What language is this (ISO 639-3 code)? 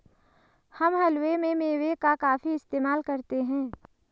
hin